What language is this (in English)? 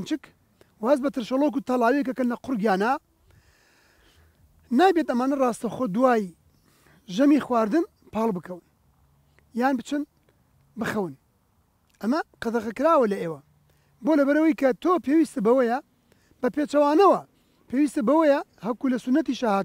Arabic